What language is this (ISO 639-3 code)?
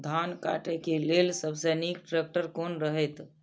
mai